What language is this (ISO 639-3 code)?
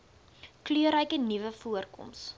afr